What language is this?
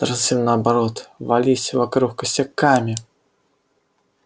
Russian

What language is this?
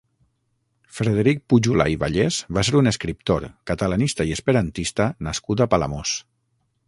Catalan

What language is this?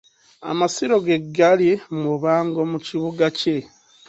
Ganda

